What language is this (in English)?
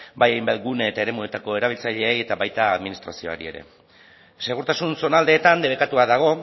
Basque